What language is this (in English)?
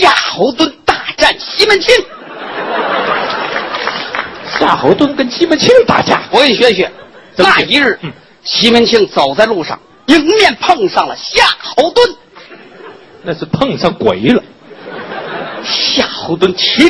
Chinese